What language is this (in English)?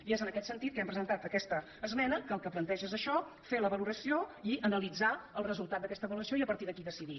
Catalan